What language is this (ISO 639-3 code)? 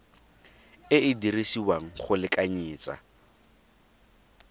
tsn